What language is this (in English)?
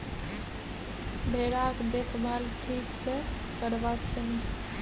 Maithili